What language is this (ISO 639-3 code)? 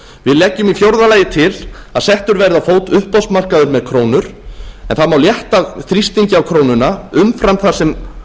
isl